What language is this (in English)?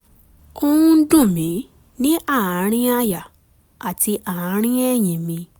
Yoruba